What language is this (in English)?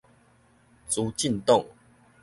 Min Nan Chinese